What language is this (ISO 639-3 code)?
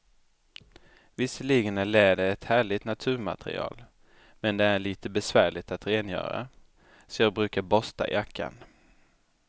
swe